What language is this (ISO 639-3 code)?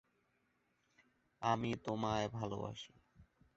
ben